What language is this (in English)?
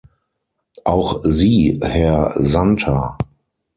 German